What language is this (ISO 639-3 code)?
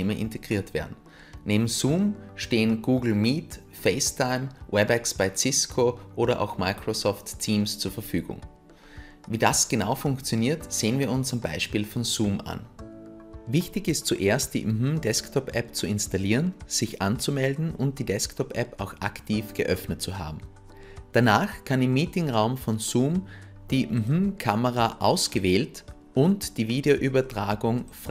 deu